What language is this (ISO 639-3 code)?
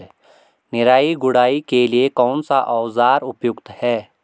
hin